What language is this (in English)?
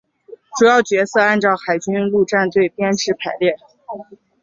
Chinese